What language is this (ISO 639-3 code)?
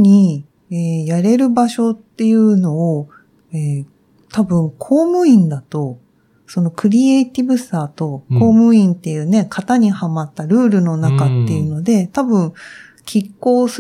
jpn